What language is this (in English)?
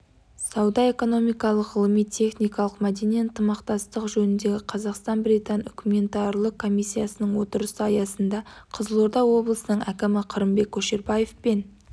Kazakh